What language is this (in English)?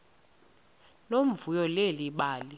Xhosa